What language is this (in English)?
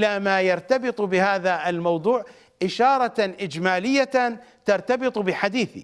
Arabic